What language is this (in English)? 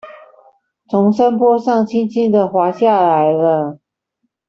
Chinese